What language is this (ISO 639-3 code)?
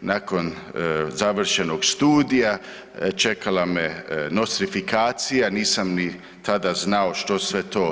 hrv